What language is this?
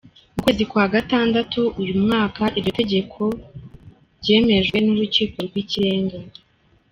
Kinyarwanda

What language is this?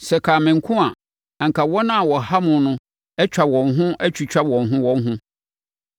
Akan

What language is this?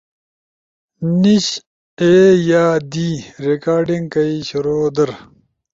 Ushojo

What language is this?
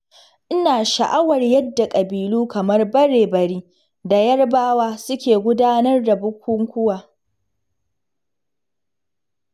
Hausa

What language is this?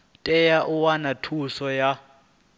Venda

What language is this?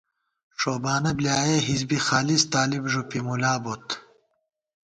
Gawar-Bati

